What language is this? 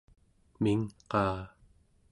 Central Yupik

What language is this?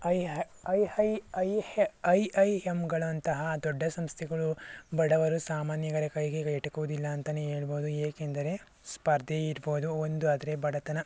Kannada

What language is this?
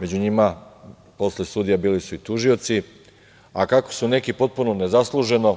Serbian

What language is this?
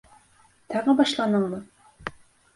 Bashkir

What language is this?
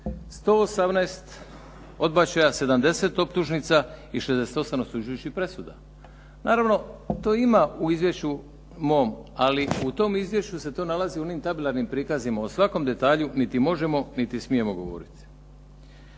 Croatian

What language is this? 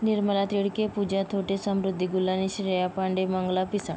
Marathi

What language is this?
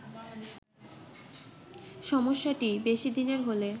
Bangla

